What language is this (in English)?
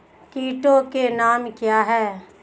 Hindi